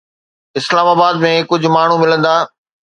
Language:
Sindhi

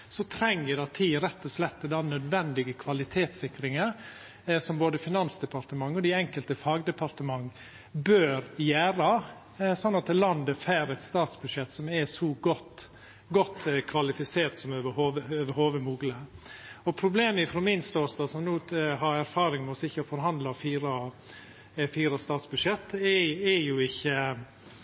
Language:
Norwegian Nynorsk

